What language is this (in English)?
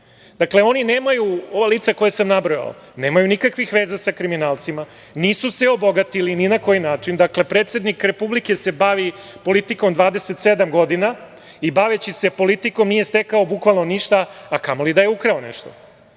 Serbian